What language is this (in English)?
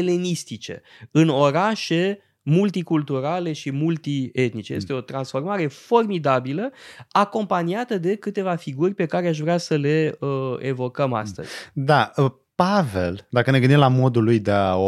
Romanian